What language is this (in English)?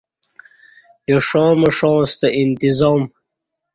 Kati